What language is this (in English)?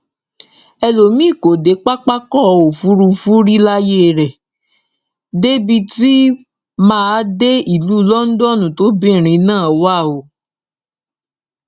Yoruba